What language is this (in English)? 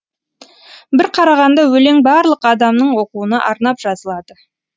Kazakh